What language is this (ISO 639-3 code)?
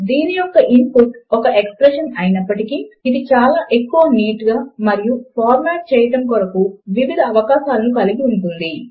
tel